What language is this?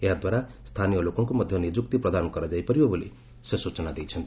Odia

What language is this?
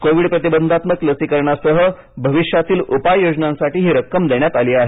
Marathi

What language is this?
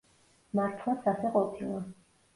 Georgian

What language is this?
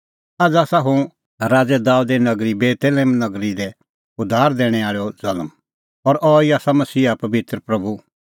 Kullu Pahari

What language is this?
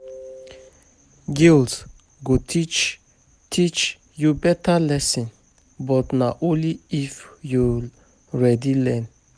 Nigerian Pidgin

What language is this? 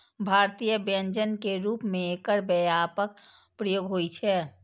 Maithili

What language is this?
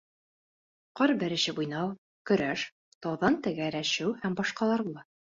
Bashkir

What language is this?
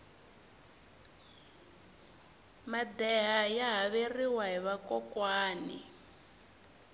Tsonga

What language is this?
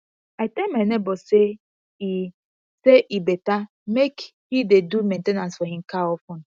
Nigerian Pidgin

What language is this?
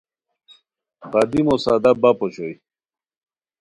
Khowar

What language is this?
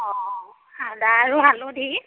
Assamese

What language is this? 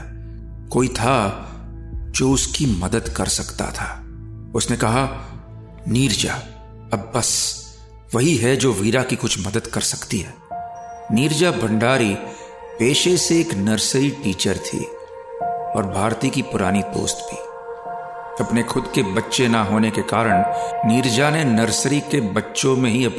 Hindi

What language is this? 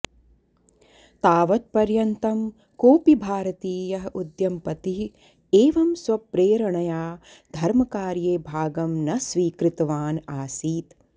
Sanskrit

